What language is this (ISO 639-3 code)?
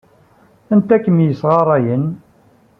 kab